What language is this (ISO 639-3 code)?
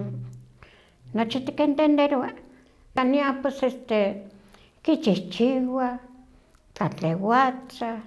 nhq